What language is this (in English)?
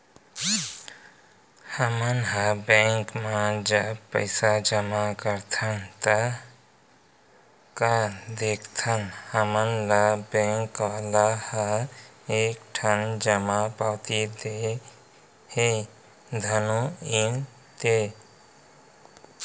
Chhattisgarhi